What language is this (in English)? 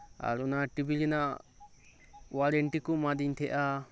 Santali